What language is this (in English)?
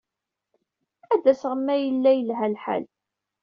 Kabyle